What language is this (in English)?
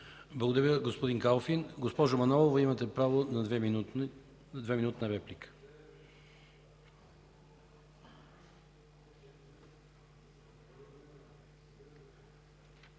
Bulgarian